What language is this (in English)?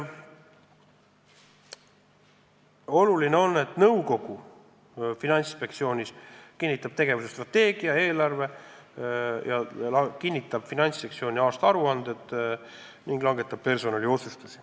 Estonian